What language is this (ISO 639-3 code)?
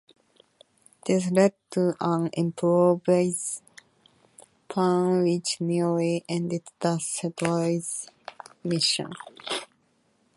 eng